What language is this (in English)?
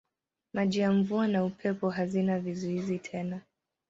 Swahili